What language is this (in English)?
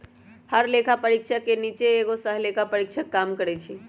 Magahi